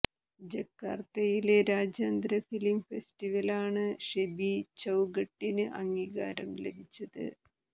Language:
Malayalam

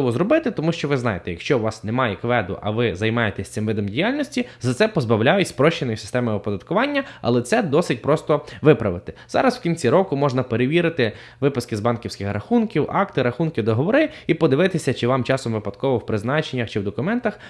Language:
Ukrainian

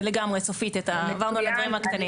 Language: Hebrew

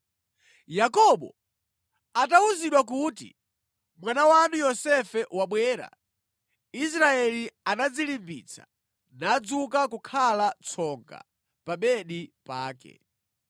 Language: Nyanja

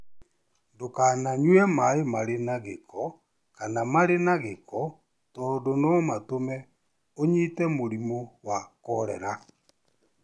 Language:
Kikuyu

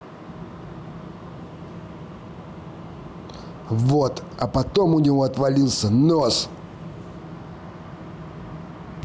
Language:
Russian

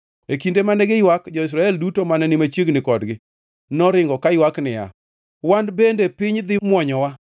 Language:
Luo (Kenya and Tanzania)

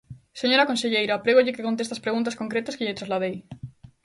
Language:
Galician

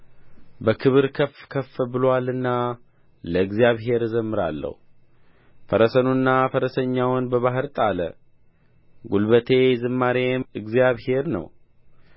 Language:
Amharic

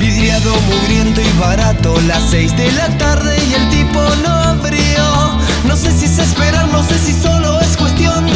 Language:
Spanish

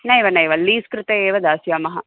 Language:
Sanskrit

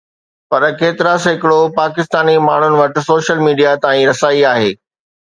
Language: Sindhi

